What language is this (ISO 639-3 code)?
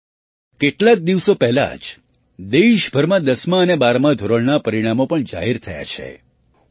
guj